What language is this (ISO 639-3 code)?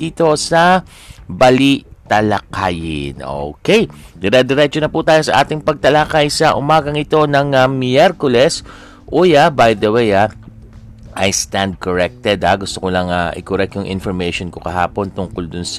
fil